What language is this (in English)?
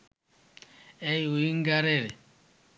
Bangla